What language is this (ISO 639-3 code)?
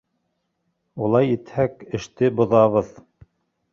bak